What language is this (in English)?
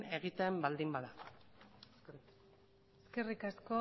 Basque